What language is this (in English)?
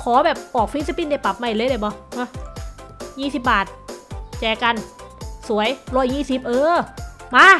Thai